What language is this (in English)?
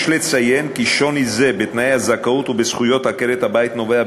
Hebrew